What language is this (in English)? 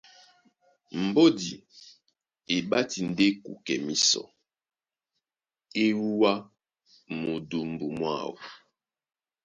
Duala